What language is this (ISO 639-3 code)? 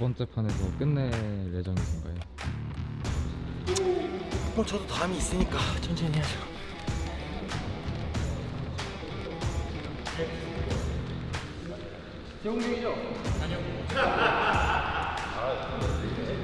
kor